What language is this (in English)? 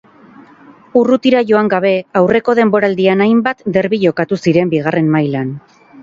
Basque